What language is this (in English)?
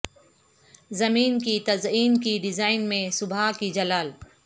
Urdu